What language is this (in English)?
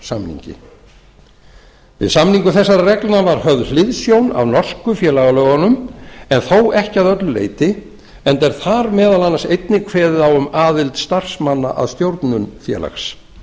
Icelandic